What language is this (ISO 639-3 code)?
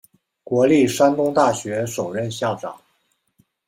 zho